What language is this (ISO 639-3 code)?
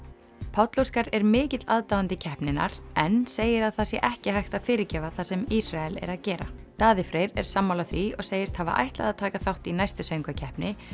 isl